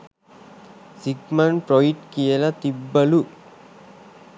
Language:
Sinhala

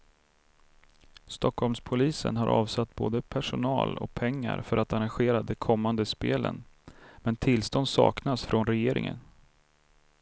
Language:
Swedish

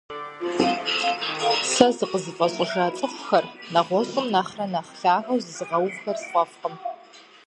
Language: Kabardian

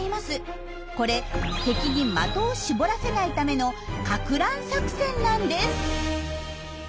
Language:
Japanese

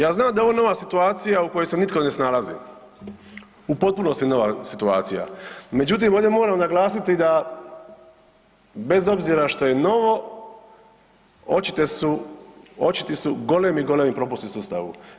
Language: Croatian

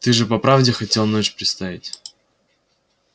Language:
Russian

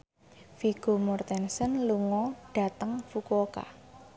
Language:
Javanese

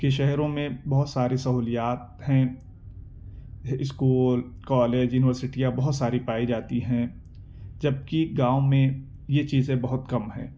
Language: Urdu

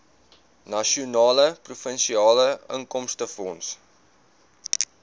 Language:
Afrikaans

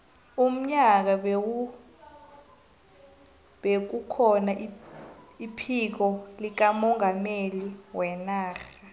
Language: South Ndebele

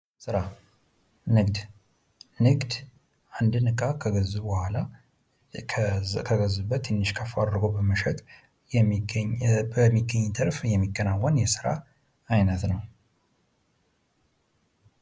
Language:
Amharic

